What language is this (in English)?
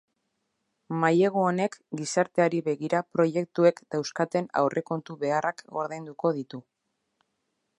Basque